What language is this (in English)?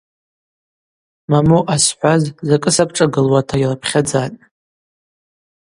Abaza